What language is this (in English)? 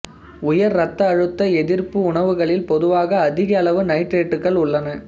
Tamil